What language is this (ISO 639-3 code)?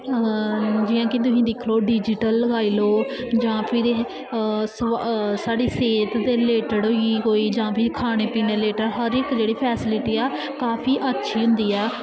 doi